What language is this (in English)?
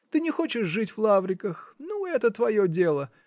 Russian